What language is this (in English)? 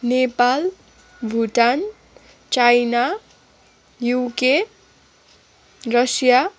Nepali